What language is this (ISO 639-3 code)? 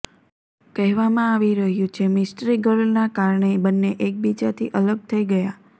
guj